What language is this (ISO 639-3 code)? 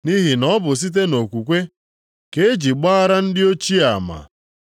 ibo